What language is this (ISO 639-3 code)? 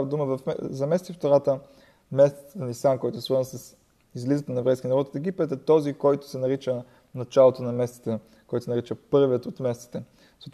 bul